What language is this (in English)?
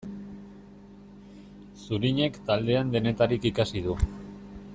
Basque